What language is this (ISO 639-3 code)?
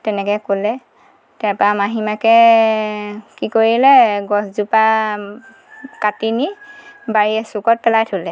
asm